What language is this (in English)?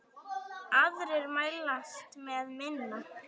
Icelandic